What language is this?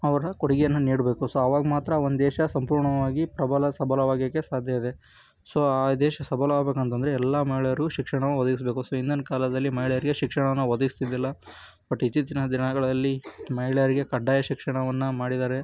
Kannada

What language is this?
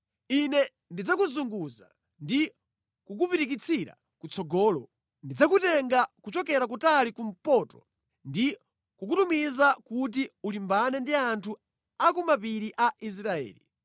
Nyanja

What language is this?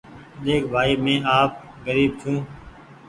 Goaria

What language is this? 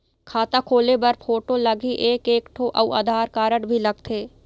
Chhattisgarhi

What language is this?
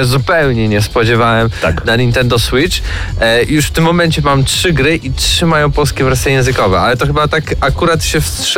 Polish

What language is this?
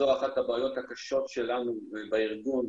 Hebrew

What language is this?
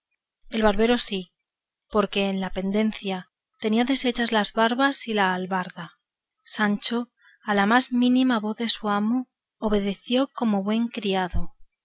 Spanish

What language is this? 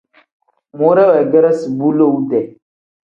Tem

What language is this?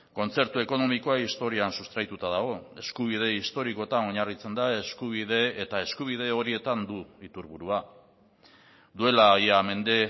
Basque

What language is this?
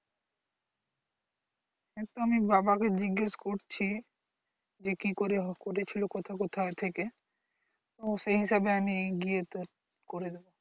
Bangla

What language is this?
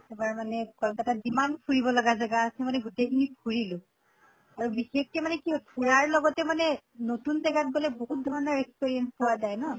Assamese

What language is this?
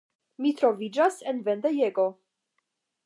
Esperanto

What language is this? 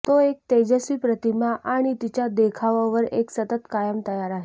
Marathi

